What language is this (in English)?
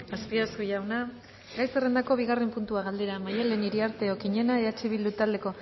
Basque